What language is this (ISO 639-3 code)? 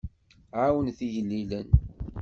kab